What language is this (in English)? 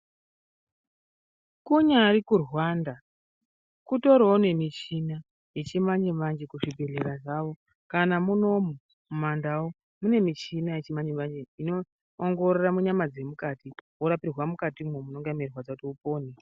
Ndau